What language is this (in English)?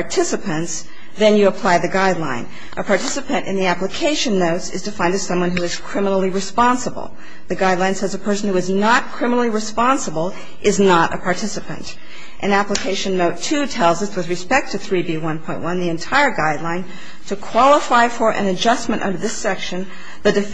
English